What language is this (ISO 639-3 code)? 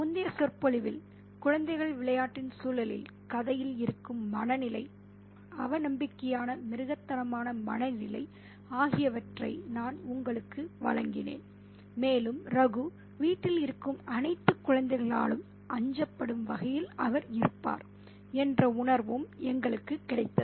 tam